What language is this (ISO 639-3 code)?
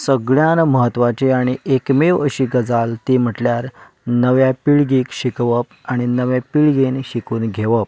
kok